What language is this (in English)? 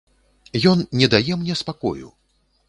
Belarusian